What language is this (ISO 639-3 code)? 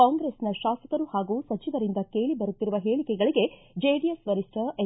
kan